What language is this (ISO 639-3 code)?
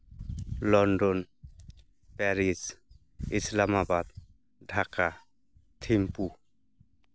sat